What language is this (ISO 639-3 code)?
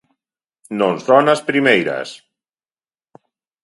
glg